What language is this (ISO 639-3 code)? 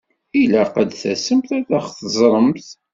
kab